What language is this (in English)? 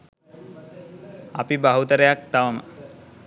Sinhala